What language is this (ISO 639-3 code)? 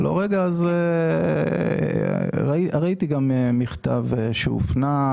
heb